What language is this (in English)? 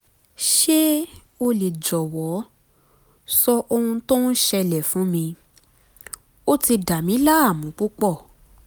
Yoruba